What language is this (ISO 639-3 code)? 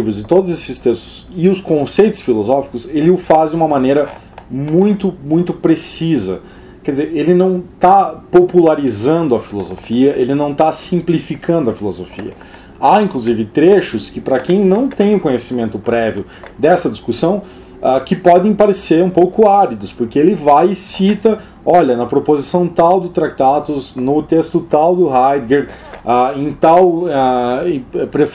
por